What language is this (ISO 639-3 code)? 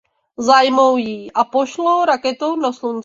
ces